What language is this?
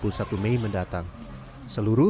Indonesian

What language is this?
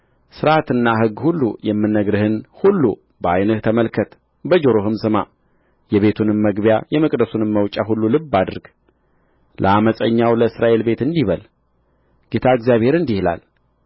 Amharic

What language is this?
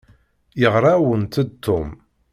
Kabyle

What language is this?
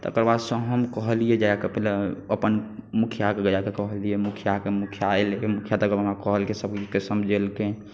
Maithili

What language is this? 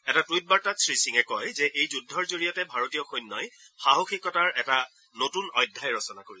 Assamese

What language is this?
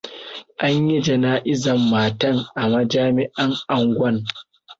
Hausa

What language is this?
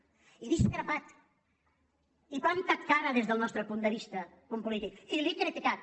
Catalan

